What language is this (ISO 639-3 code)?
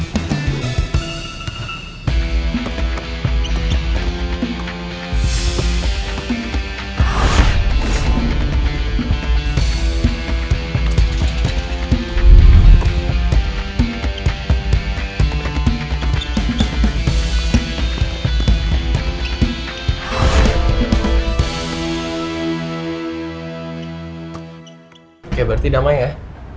ind